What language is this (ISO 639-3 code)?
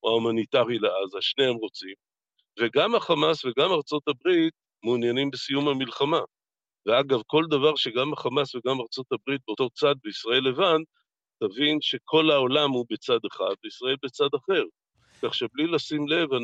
heb